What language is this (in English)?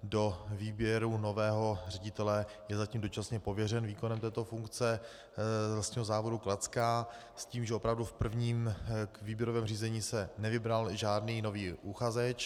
Czech